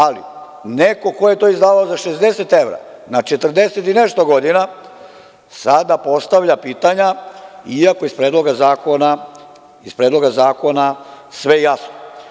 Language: Serbian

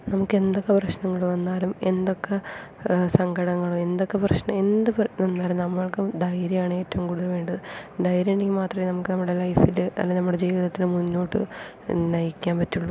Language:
Malayalam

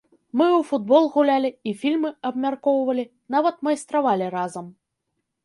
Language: Belarusian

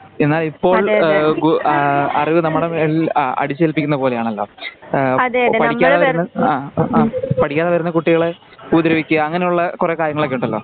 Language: Malayalam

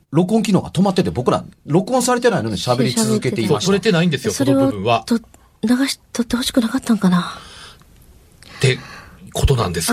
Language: Japanese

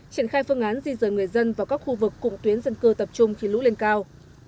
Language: Vietnamese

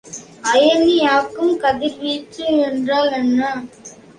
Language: Tamil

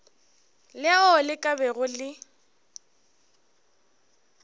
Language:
Northern Sotho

